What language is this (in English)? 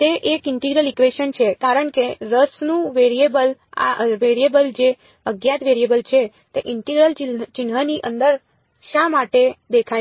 Gujarati